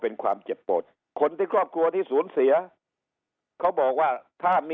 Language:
Thai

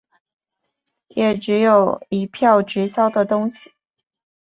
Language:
Chinese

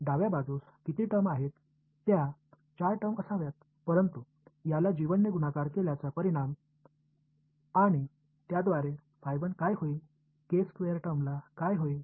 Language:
Marathi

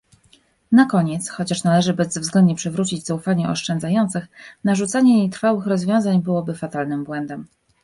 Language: Polish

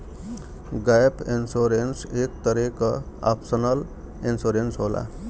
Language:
Bhojpuri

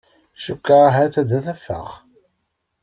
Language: Kabyle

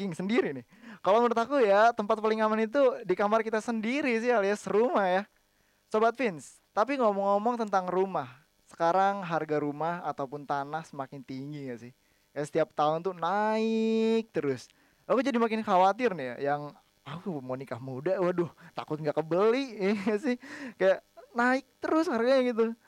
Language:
Indonesian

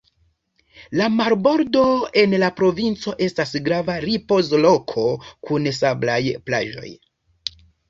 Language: Esperanto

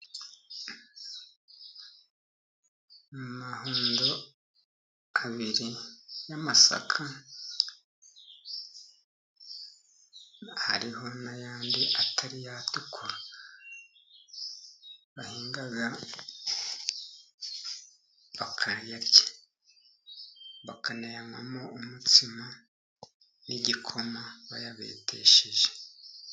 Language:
Kinyarwanda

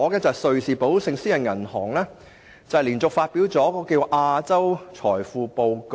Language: Cantonese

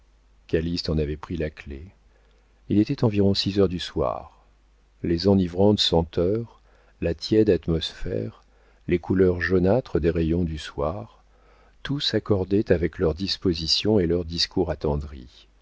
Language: French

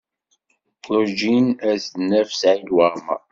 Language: Kabyle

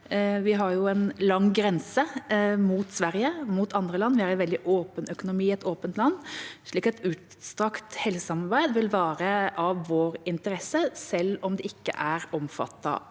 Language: Norwegian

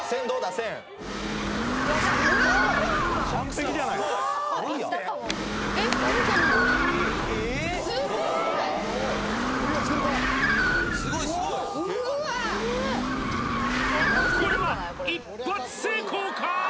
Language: Japanese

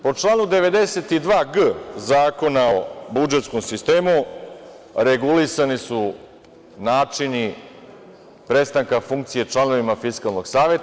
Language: Serbian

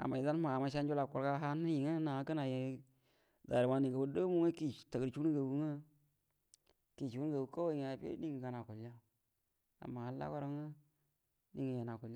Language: Buduma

